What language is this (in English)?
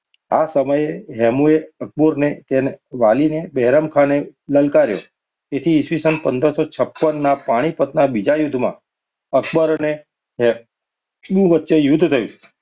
Gujarati